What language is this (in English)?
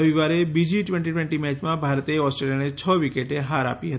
Gujarati